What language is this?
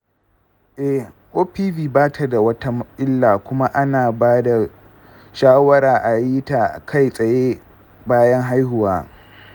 Hausa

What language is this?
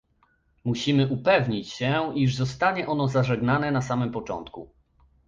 Polish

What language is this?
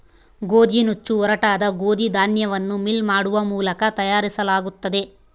Kannada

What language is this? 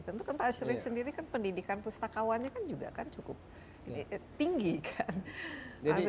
Indonesian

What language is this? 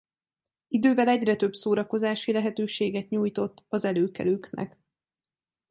Hungarian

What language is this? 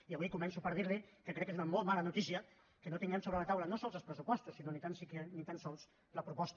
Catalan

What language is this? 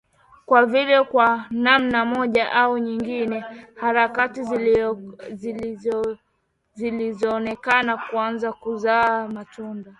Swahili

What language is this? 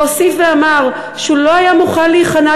Hebrew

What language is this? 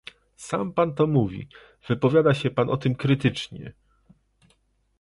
Polish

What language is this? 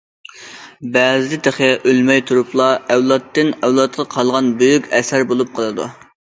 Uyghur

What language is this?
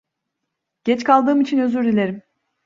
Turkish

